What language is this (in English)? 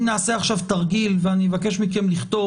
Hebrew